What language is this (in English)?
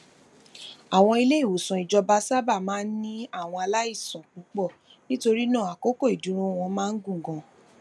Yoruba